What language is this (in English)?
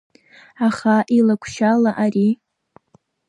Abkhazian